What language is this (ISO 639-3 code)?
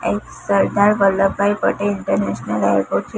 guj